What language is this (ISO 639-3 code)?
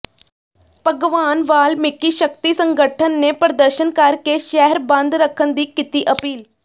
pan